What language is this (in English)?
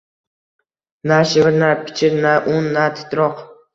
Uzbek